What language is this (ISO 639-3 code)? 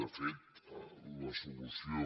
cat